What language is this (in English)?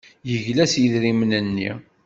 Kabyle